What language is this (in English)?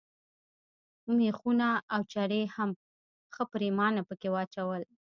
Pashto